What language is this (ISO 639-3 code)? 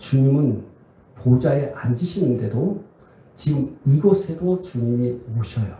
kor